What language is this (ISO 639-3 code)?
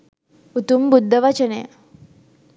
sin